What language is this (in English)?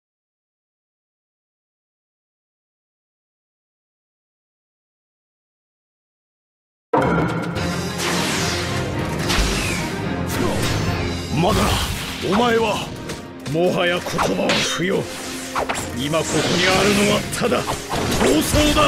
Japanese